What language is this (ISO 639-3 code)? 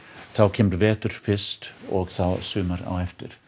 isl